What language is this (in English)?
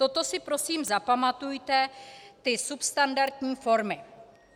Czech